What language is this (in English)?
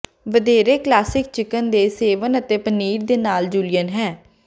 Punjabi